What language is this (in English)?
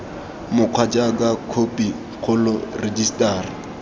Tswana